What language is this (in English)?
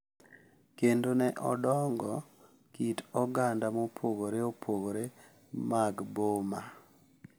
Luo (Kenya and Tanzania)